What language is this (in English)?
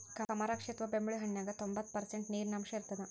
Kannada